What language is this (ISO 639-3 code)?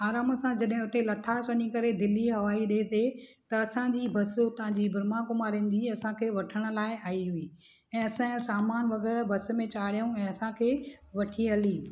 snd